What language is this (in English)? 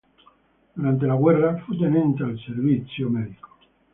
Italian